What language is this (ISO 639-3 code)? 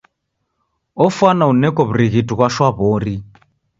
dav